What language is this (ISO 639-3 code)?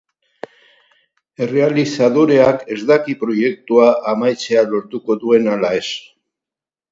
eus